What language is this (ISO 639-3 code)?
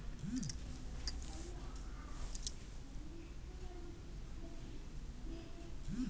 kan